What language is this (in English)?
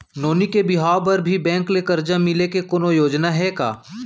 Chhattisgarhi